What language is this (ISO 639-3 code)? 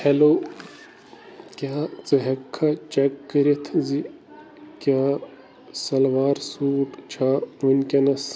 kas